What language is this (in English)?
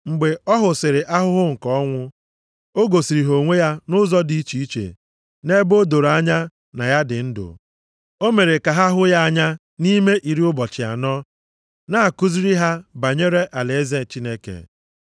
Igbo